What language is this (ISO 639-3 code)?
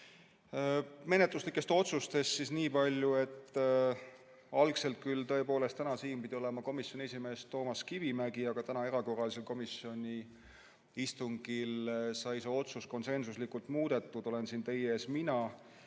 est